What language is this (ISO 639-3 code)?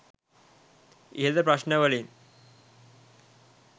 sin